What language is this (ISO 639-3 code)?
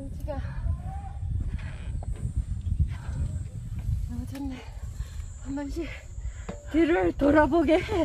kor